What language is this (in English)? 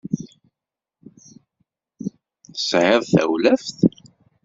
Kabyle